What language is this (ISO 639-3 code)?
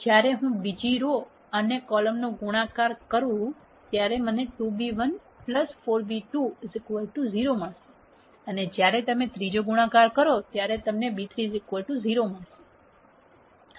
guj